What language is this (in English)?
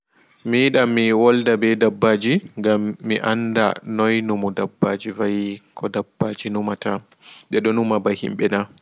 Fula